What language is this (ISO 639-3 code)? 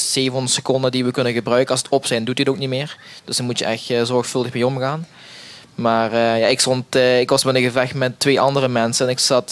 nld